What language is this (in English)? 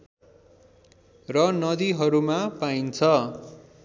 Nepali